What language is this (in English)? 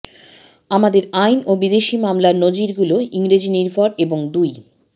Bangla